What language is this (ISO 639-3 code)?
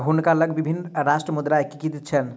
mai